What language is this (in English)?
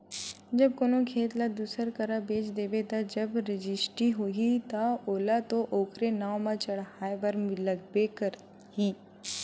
Chhattisgarhi